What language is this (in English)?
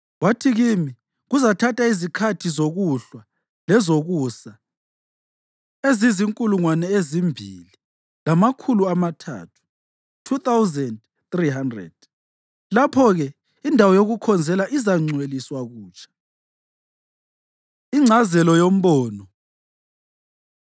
North Ndebele